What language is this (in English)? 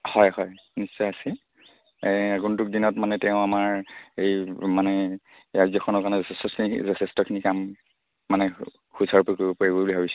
Assamese